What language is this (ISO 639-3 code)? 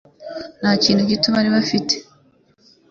kin